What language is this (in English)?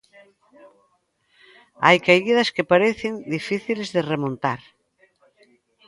Galician